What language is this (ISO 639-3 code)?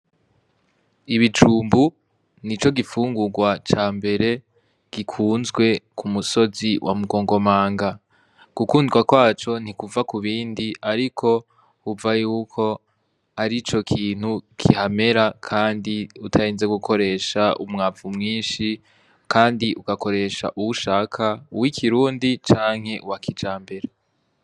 run